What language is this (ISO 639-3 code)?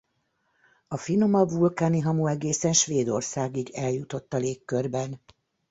hun